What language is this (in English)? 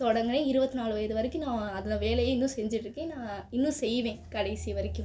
Tamil